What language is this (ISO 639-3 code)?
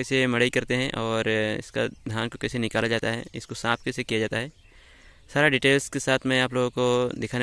hin